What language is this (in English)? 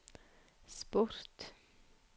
Norwegian